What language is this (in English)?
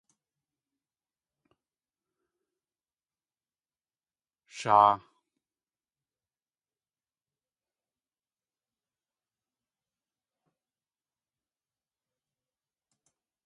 Tlingit